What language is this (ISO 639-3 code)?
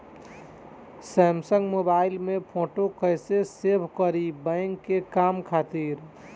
bho